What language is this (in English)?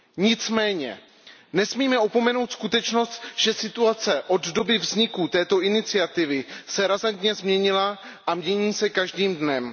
Czech